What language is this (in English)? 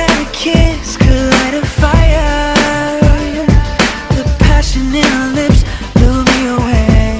English